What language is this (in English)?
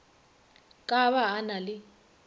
Northern Sotho